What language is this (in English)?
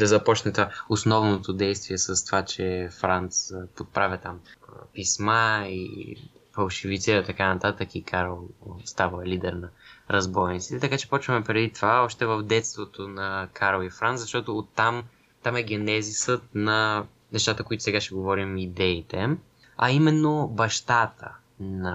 Bulgarian